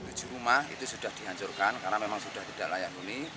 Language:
Indonesian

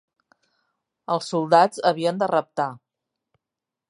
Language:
Catalan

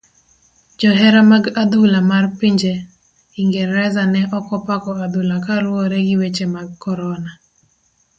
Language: Luo (Kenya and Tanzania)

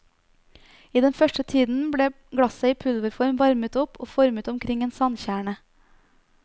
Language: Norwegian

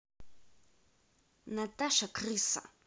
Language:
Russian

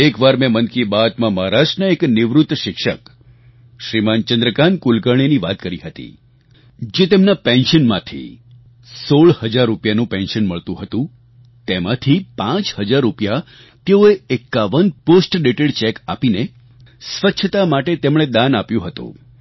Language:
Gujarati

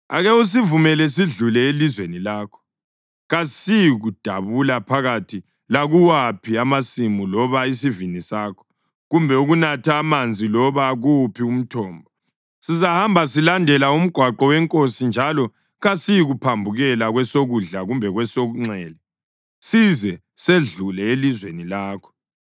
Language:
North Ndebele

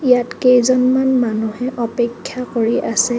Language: Assamese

